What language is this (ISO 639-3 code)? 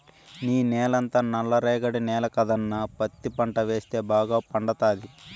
tel